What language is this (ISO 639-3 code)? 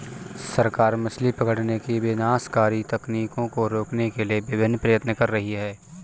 hin